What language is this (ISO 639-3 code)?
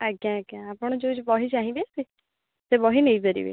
ori